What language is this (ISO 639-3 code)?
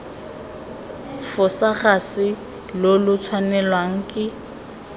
tsn